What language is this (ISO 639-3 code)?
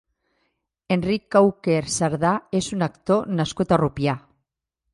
cat